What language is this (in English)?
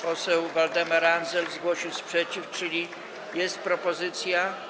Polish